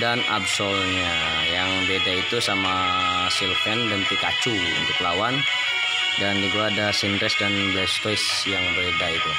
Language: Indonesian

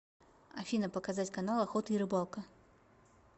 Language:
Russian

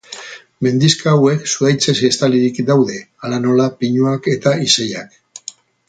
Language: Basque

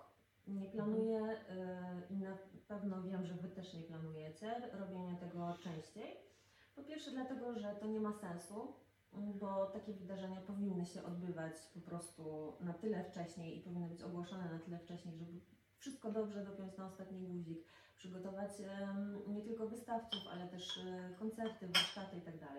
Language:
Polish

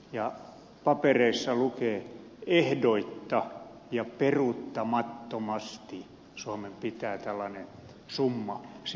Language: Finnish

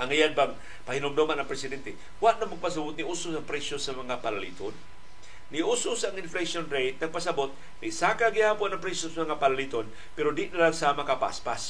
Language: Filipino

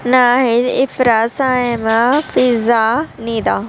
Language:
Urdu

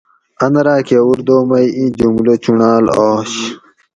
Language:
Gawri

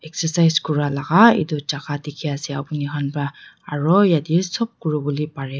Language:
Naga Pidgin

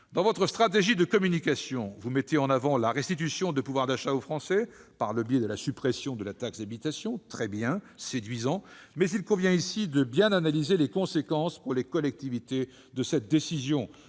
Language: French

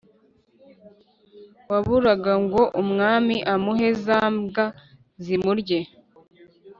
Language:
Kinyarwanda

